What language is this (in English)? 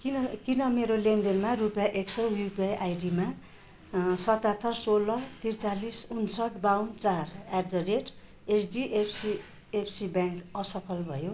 Nepali